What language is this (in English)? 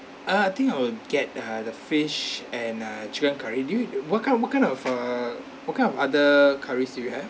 English